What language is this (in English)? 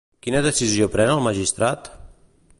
Catalan